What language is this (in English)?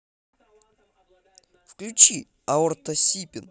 Russian